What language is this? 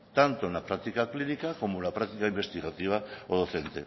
Spanish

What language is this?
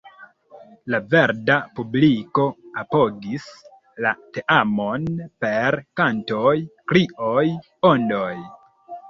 Esperanto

